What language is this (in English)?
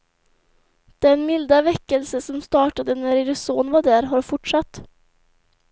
Swedish